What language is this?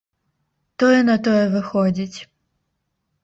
Belarusian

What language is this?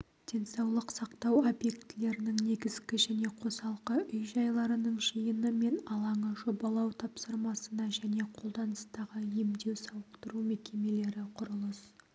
Kazakh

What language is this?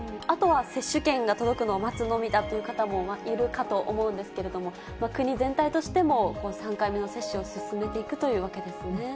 Japanese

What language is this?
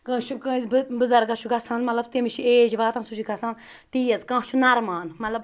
Kashmiri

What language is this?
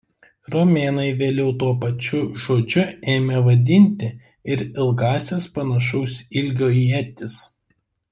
Lithuanian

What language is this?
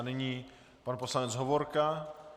Czech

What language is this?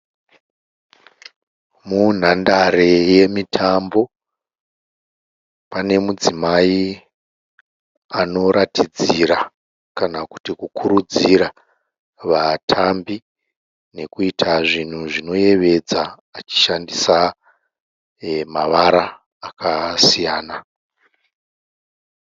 Shona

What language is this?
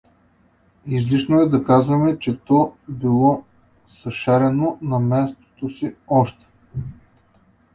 Bulgarian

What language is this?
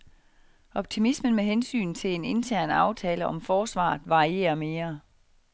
Danish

